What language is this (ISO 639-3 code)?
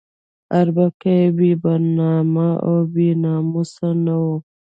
pus